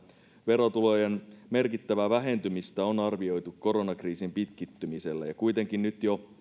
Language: Finnish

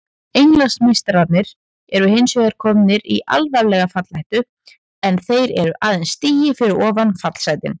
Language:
Icelandic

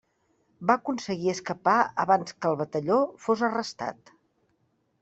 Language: Catalan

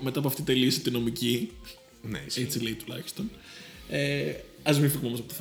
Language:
Greek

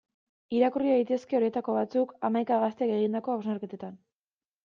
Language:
Basque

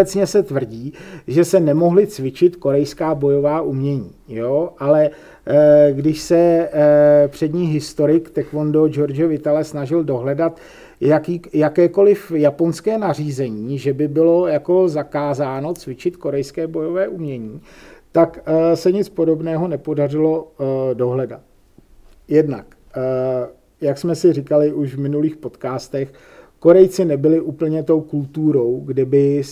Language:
Czech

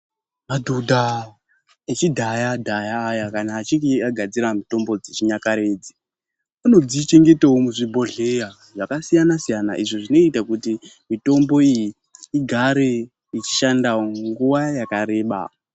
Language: Ndau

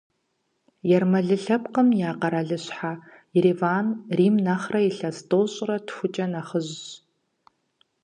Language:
Kabardian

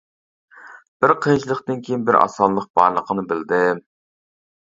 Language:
Uyghur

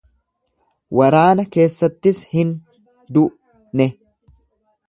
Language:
Oromo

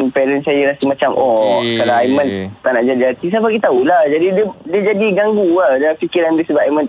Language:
Malay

